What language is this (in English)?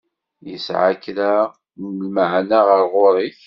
Kabyle